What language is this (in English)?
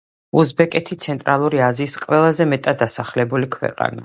Georgian